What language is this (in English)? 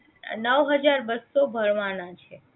Gujarati